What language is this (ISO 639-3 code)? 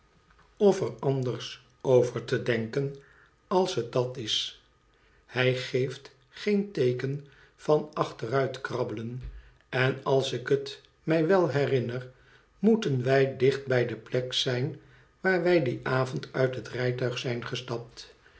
nld